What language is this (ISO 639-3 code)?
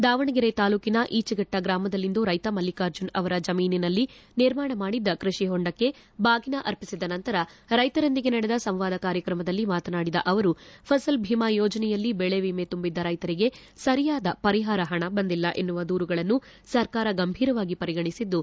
kan